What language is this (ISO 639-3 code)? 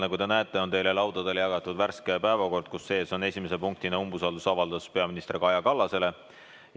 est